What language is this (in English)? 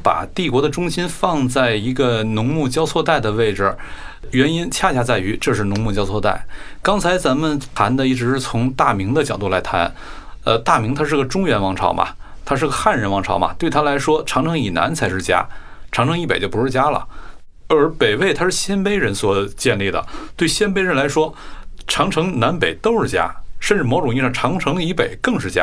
Chinese